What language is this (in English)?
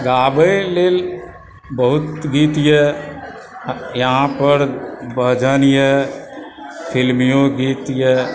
Maithili